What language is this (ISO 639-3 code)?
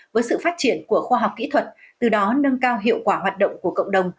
vie